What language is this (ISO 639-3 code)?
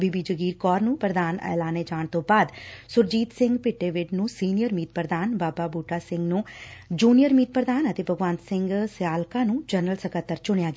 pan